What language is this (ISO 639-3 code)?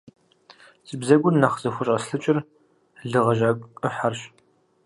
kbd